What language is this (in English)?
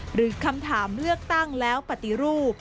Thai